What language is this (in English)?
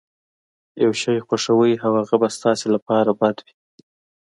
Pashto